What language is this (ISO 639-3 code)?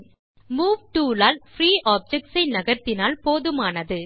tam